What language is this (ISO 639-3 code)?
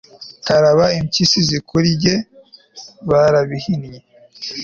kin